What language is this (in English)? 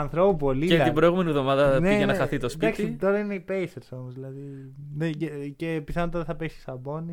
Greek